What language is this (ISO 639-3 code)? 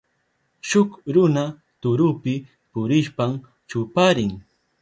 qup